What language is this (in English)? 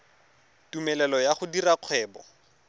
Tswana